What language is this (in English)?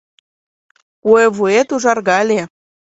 Mari